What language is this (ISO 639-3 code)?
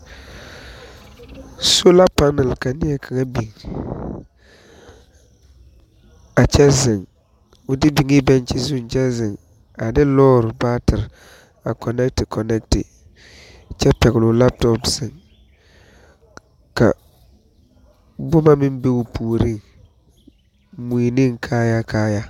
dga